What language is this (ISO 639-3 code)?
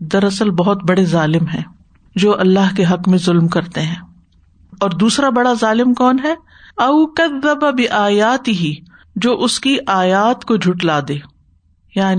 urd